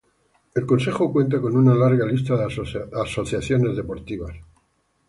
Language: Spanish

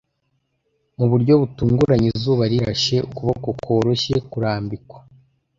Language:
Kinyarwanda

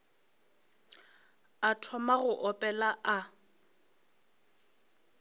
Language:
Northern Sotho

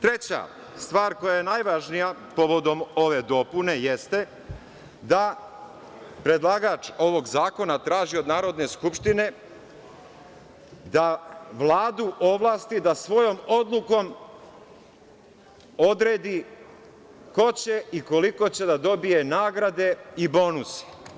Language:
Serbian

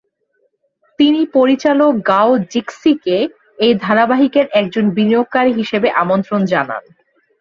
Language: Bangla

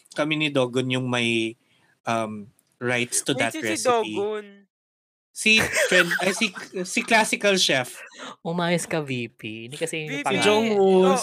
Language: Filipino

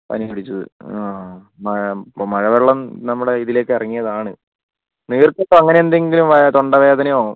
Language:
Malayalam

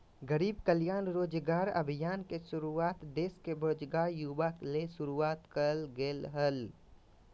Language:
Magahi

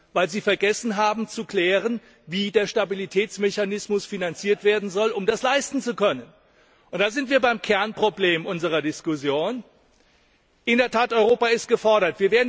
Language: German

